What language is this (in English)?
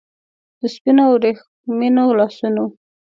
Pashto